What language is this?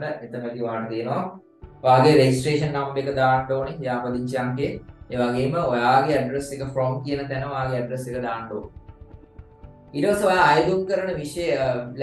Indonesian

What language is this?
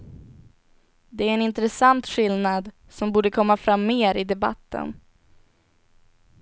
Swedish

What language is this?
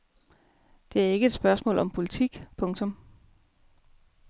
Danish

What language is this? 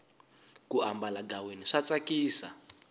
Tsonga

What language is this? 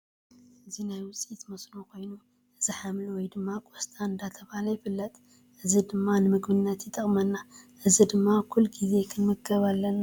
Tigrinya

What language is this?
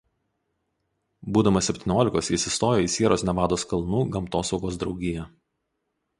Lithuanian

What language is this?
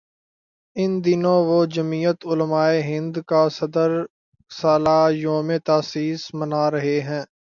Urdu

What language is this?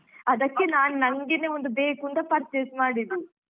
Kannada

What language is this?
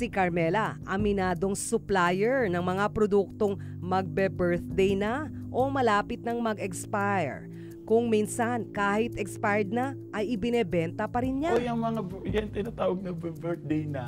Filipino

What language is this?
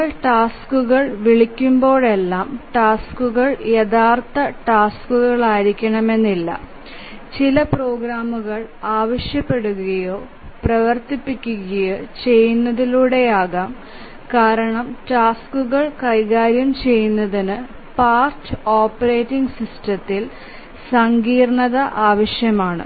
Malayalam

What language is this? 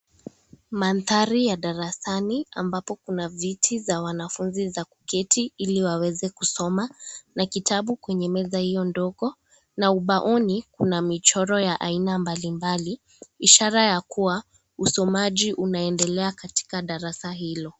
Swahili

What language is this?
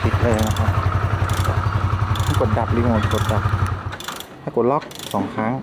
Thai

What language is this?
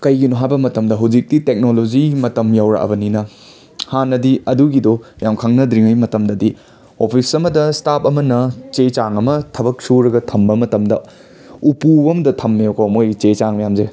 Manipuri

